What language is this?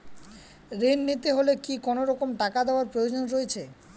Bangla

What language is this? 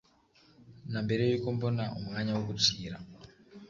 Kinyarwanda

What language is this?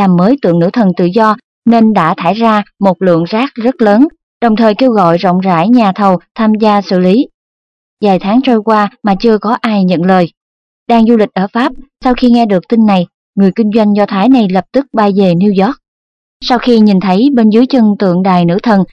Vietnamese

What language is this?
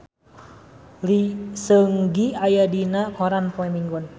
Sundanese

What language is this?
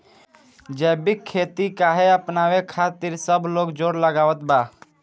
Bhojpuri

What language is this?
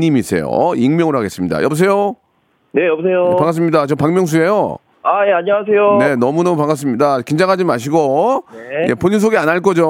Korean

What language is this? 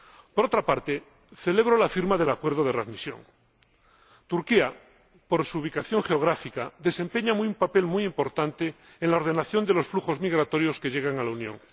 Spanish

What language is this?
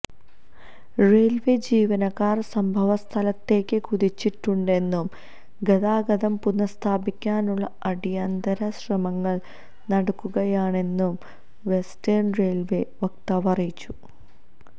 Malayalam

